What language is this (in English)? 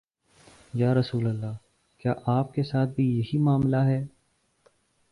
Urdu